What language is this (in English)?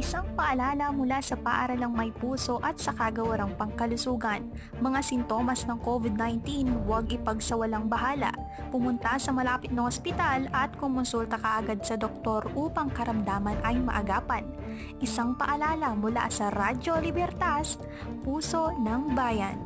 Filipino